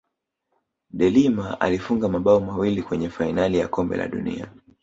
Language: Swahili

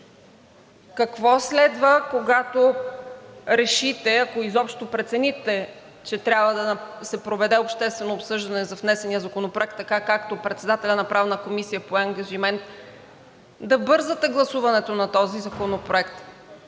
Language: Bulgarian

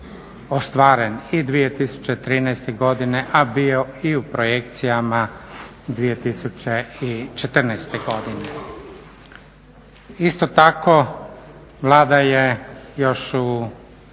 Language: Croatian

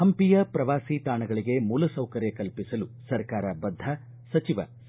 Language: Kannada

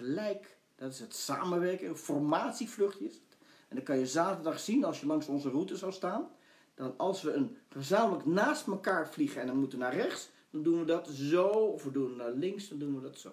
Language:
Dutch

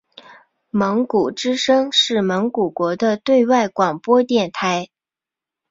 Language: Chinese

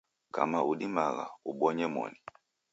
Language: Taita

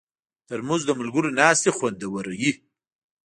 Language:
Pashto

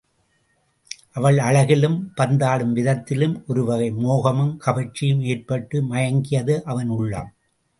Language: Tamil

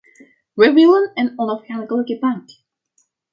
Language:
Dutch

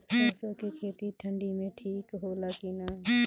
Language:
Bhojpuri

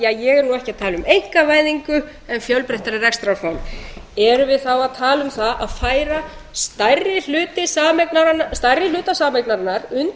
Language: Icelandic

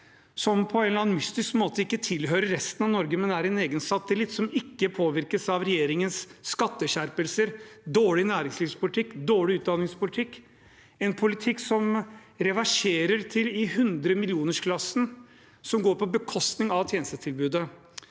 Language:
Norwegian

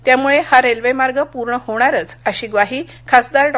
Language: Marathi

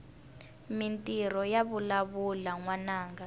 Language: Tsonga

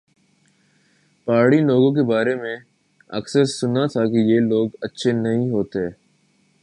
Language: Urdu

